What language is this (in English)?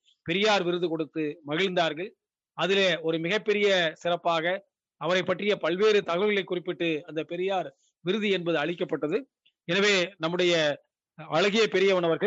Tamil